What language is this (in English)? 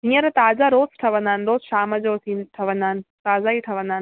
Sindhi